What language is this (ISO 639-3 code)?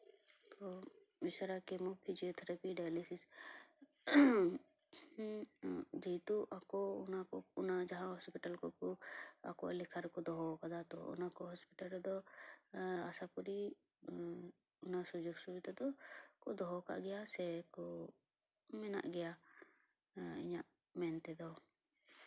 sat